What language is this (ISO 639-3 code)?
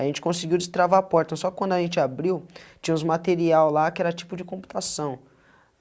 por